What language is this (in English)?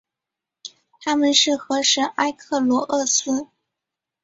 Chinese